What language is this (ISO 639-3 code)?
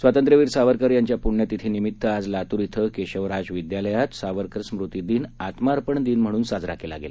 mar